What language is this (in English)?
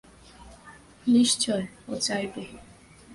Bangla